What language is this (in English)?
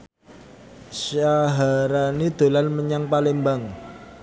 Javanese